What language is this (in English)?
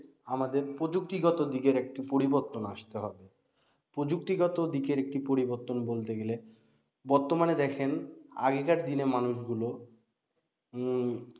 Bangla